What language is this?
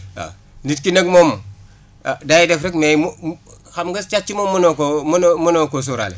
Wolof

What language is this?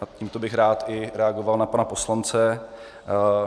Czech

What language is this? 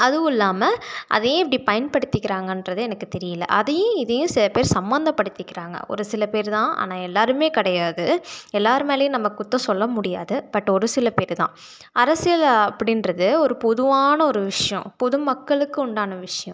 Tamil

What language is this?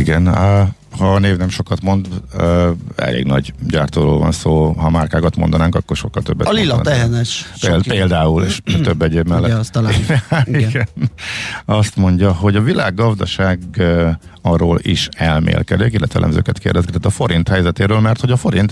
Hungarian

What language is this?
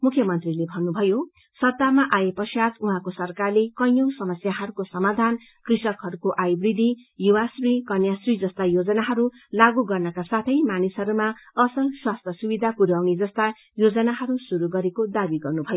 Nepali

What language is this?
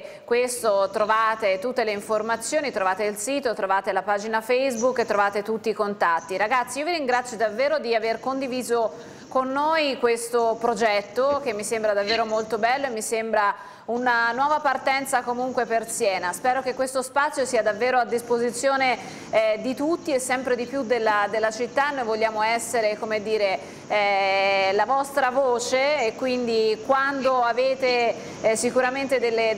Italian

